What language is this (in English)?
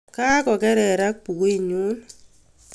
Kalenjin